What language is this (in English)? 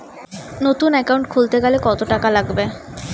Bangla